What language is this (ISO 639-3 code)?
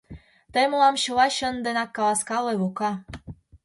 chm